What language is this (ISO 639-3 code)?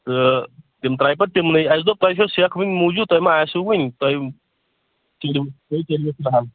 kas